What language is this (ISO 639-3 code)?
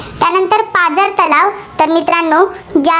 mar